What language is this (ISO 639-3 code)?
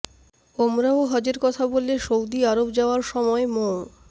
ben